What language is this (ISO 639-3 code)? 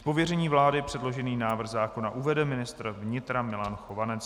ces